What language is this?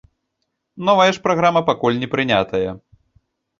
Belarusian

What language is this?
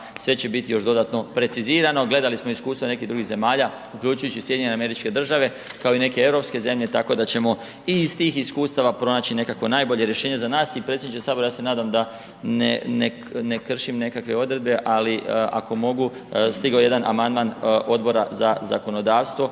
Croatian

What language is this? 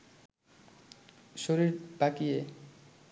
Bangla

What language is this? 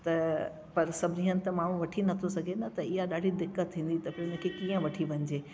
Sindhi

